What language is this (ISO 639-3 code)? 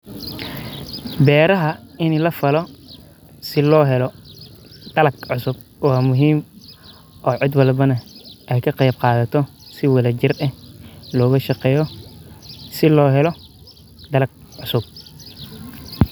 som